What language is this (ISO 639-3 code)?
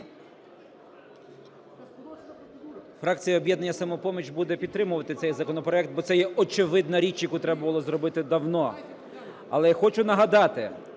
ukr